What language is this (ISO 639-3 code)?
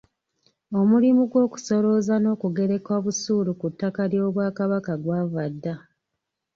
lug